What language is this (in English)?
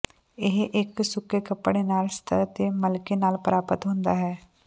Punjabi